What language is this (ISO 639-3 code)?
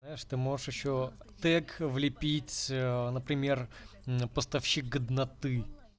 rus